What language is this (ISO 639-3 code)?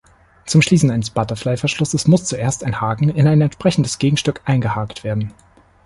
deu